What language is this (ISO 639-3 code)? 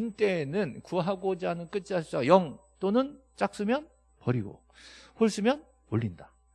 kor